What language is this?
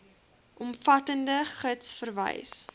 Afrikaans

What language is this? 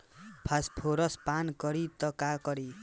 Bhojpuri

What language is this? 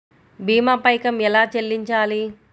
Telugu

